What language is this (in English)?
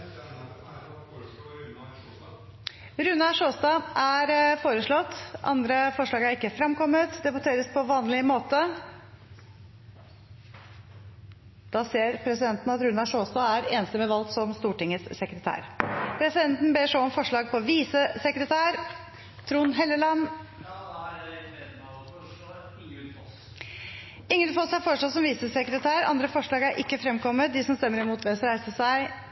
Norwegian